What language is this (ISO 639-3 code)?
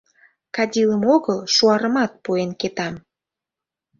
chm